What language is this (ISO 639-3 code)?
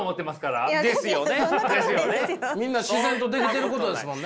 jpn